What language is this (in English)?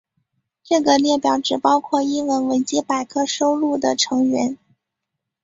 Chinese